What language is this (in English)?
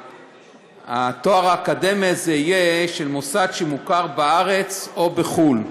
Hebrew